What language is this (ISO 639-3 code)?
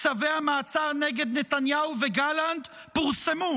heb